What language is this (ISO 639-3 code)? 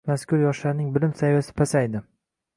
uzb